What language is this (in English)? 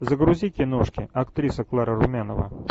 Russian